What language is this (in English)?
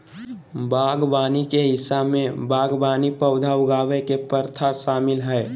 Magahi